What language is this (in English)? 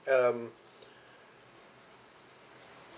English